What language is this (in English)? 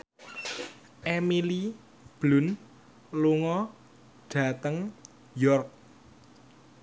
Javanese